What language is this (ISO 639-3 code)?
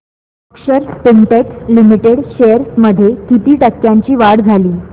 mar